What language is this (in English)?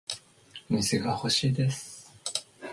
Japanese